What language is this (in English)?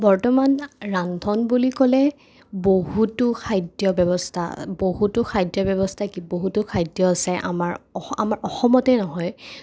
Assamese